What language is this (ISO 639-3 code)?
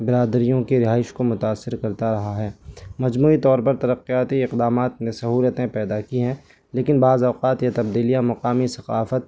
urd